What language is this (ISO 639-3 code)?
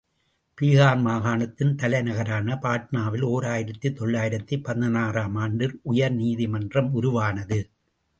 tam